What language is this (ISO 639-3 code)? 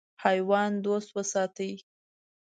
pus